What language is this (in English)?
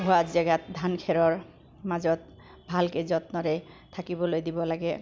Assamese